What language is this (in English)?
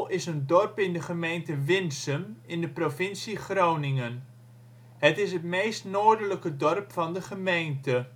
Dutch